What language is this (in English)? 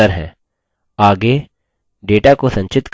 Hindi